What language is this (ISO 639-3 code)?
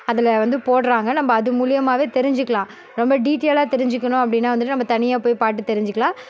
tam